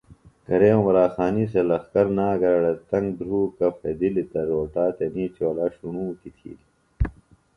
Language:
Phalura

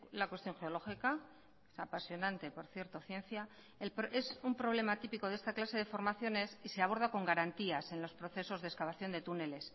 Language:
Spanish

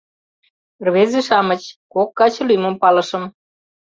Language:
Mari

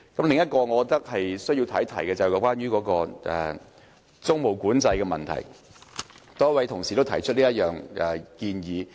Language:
Cantonese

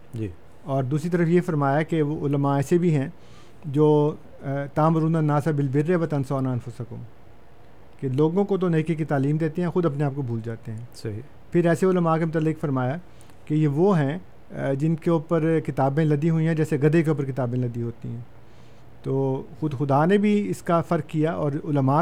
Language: Urdu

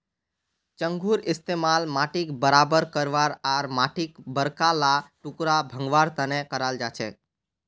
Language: Magahi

